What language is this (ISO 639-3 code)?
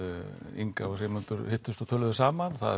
isl